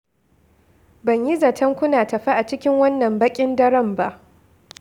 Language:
Hausa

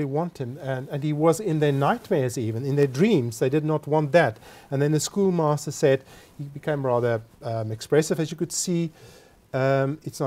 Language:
English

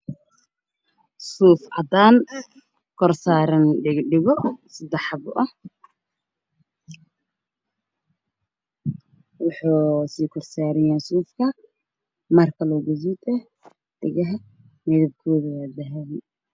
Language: Somali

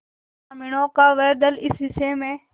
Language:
Hindi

